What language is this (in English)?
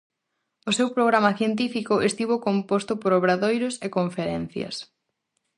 Galician